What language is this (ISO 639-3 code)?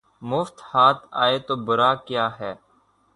urd